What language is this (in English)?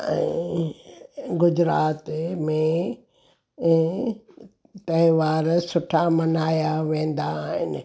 Sindhi